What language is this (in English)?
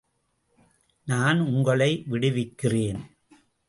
Tamil